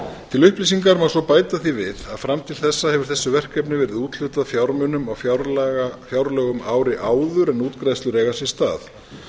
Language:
Icelandic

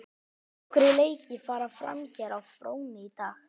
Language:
Icelandic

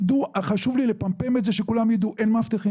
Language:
Hebrew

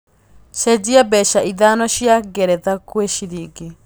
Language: Kikuyu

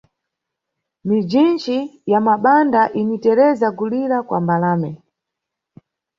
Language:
Nyungwe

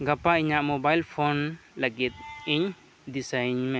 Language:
Santali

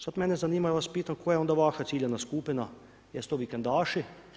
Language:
Croatian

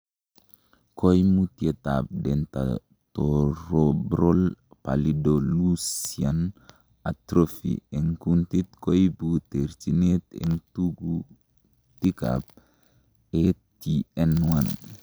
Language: Kalenjin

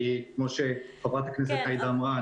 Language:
Hebrew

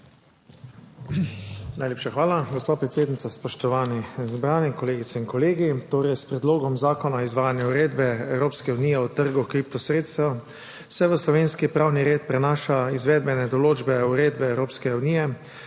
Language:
Slovenian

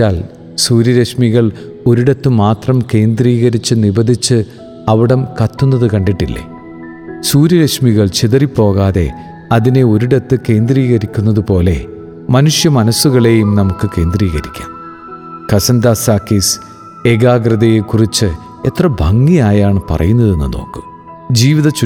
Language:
Malayalam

